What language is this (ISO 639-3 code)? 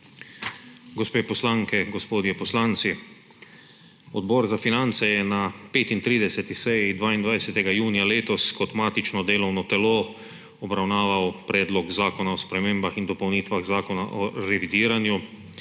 slv